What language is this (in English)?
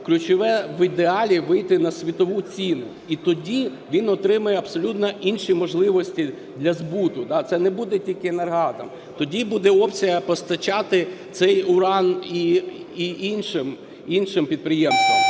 Ukrainian